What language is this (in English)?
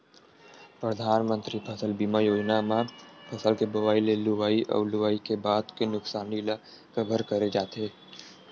Chhattisgarhi